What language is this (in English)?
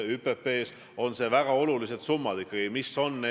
Estonian